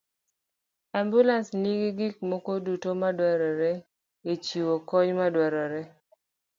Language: Luo (Kenya and Tanzania)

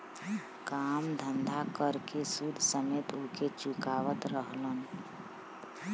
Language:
Bhojpuri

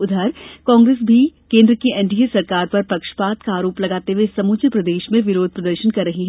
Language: Hindi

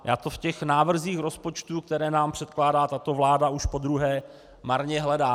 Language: Czech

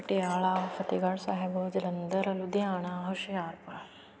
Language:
Punjabi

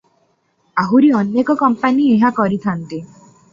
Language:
Odia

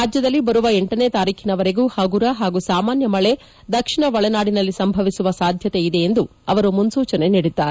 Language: Kannada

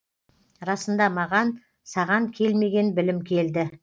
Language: Kazakh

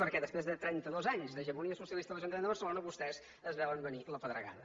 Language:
Catalan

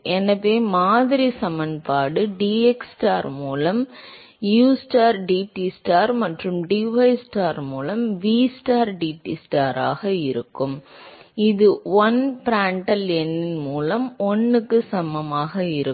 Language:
Tamil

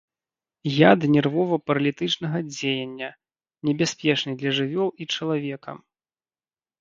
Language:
Belarusian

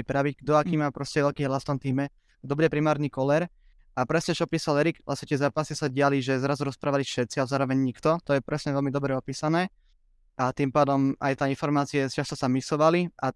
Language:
Slovak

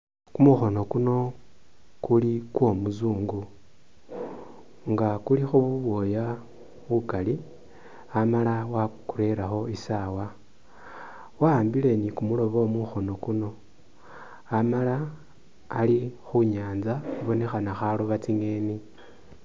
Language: Masaaba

